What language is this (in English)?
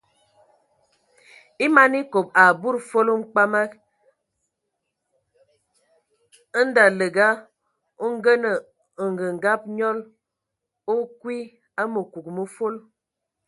Ewondo